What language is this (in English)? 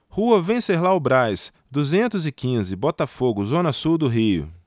Portuguese